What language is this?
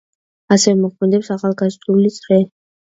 Georgian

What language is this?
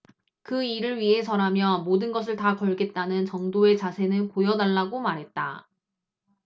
Korean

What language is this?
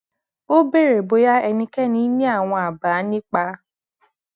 Yoruba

